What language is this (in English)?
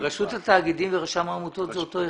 Hebrew